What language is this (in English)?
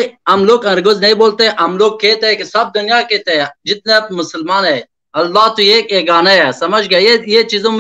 Urdu